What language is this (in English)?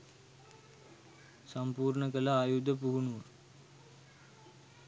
Sinhala